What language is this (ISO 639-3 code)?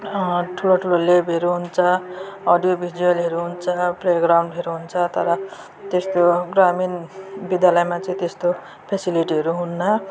nep